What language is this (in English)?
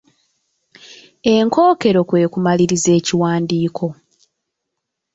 Ganda